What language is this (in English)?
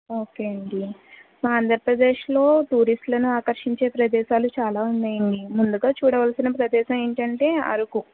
Telugu